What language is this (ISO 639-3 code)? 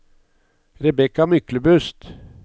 nor